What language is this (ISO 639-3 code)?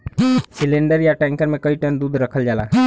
bho